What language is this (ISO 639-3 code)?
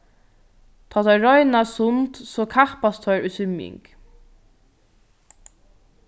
fao